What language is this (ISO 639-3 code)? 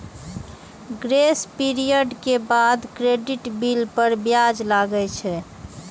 mai